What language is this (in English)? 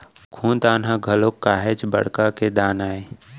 Chhattisgarhi